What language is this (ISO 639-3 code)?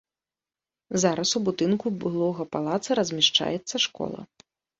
bel